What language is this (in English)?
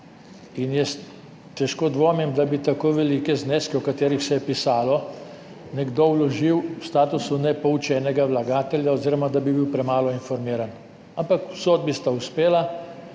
Slovenian